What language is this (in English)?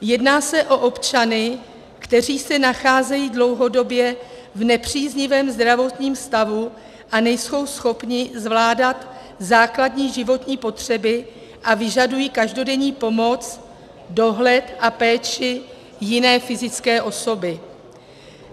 Czech